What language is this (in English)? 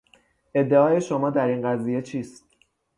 Persian